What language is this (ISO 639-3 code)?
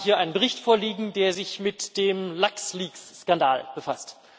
deu